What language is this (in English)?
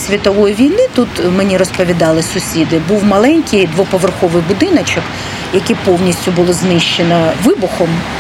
Ukrainian